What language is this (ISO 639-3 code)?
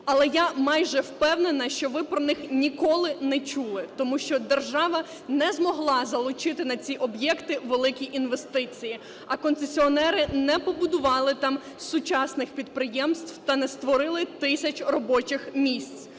ukr